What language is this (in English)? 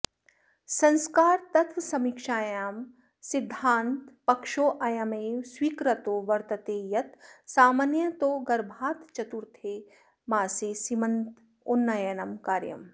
Sanskrit